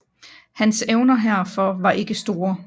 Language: Danish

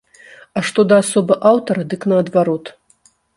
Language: Belarusian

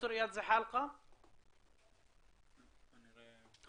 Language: Hebrew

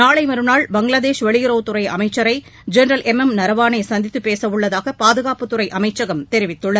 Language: Tamil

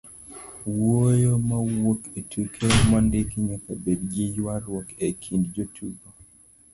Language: Luo (Kenya and Tanzania)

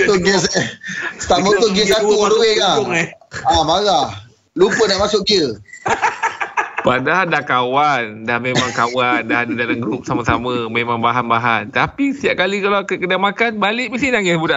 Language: Malay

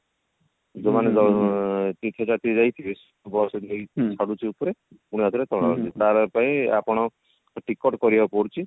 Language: Odia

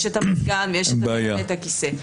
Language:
Hebrew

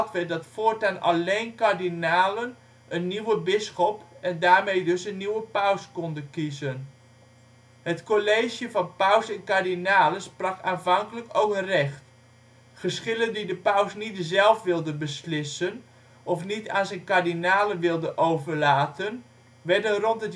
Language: Dutch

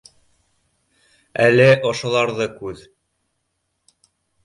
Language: Bashkir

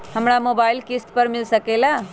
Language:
Magahi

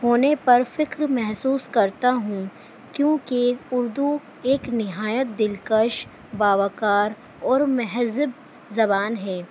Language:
Urdu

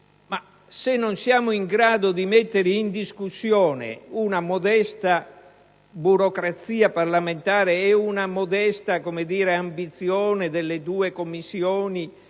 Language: Italian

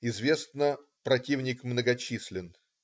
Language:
Russian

